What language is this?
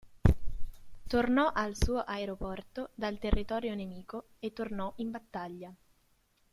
Italian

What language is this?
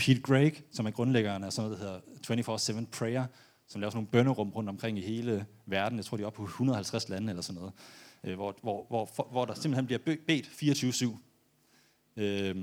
Danish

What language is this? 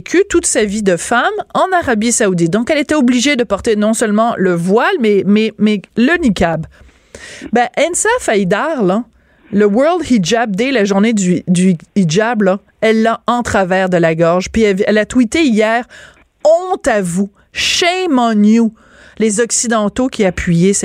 French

